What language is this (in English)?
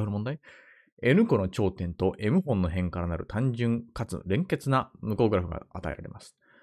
Japanese